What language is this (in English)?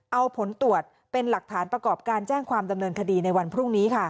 Thai